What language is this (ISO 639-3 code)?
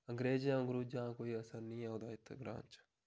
doi